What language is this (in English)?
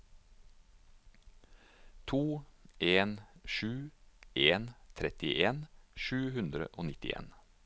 Norwegian